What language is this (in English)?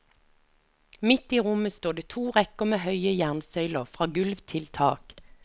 Norwegian